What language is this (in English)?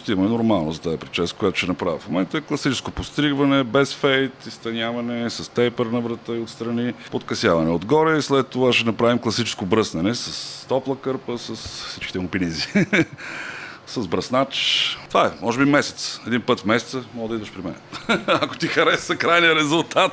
Bulgarian